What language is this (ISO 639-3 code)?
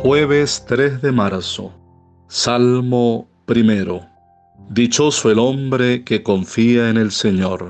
spa